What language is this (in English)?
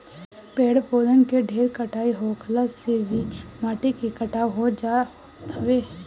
Bhojpuri